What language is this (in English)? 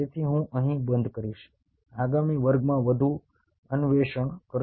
Gujarati